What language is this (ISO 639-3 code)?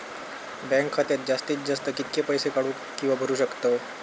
mar